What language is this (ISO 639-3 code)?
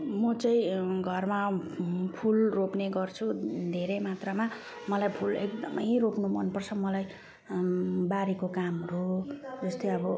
nep